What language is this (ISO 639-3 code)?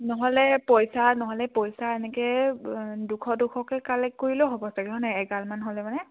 asm